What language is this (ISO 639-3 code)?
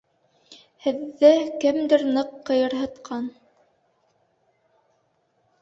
bak